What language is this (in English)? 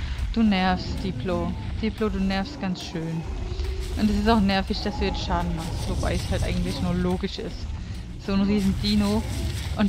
German